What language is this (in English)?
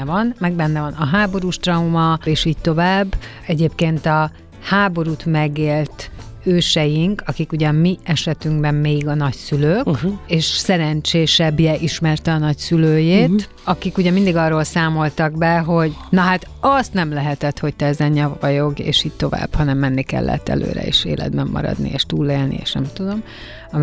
Hungarian